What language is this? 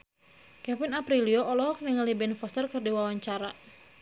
Sundanese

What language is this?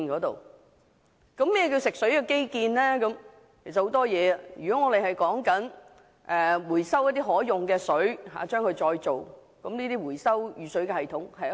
Cantonese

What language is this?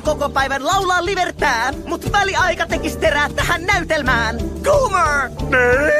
Finnish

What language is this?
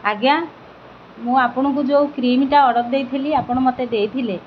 Odia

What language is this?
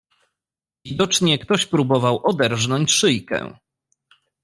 Polish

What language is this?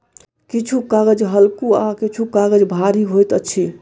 Maithili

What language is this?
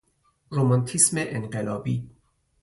Persian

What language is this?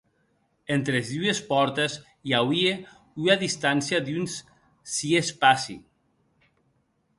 Occitan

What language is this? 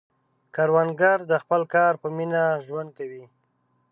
Pashto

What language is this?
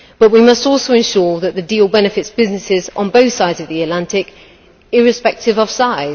English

